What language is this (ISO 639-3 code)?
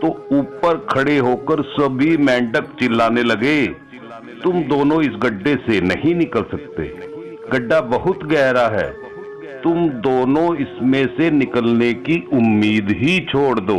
hin